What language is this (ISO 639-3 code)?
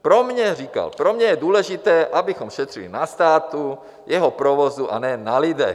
ces